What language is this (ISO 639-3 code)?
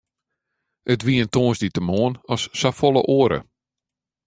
fry